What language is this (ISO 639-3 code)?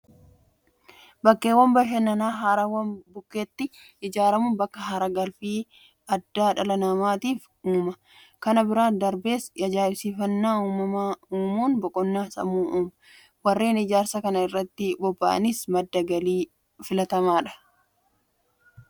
orm